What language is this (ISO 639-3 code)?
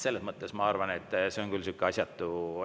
est